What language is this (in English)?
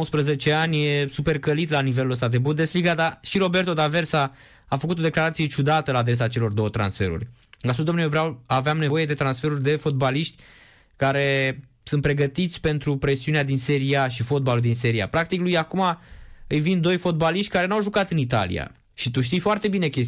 Romanian